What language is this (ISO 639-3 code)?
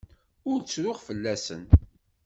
kab